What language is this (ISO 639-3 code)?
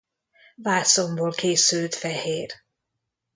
hun